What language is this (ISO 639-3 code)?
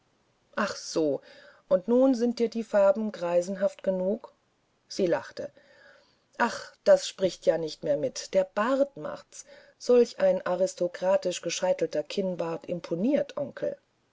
deu